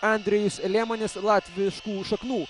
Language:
Lithuanian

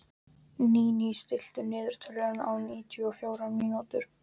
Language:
Icelandic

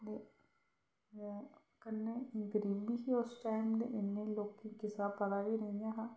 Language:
Dogri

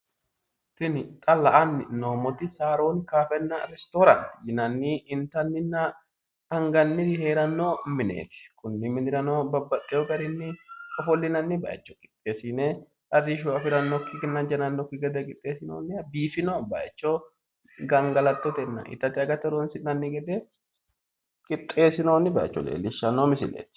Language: Sidamo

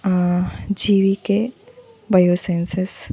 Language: Telugu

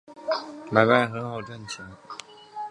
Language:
Chinese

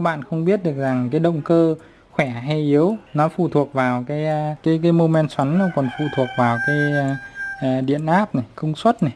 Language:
Vietnamese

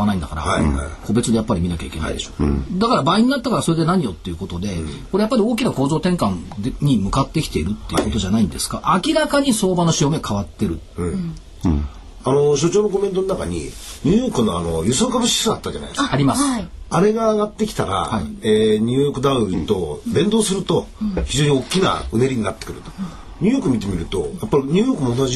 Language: Japanese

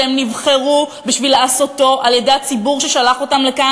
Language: Hebrew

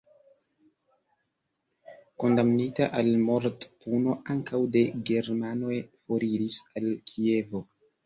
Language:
Esperanto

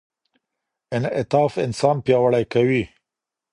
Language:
Pashto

